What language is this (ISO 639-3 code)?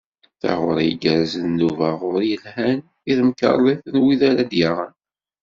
kab